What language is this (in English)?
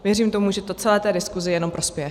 Czech